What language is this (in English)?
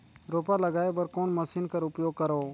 Chhattisgarhi